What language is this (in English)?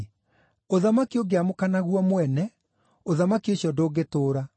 Kikuyu